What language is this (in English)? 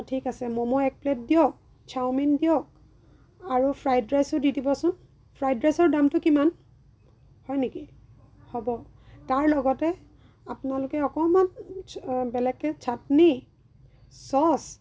Assamese